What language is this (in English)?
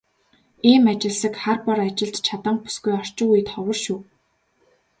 Mongolian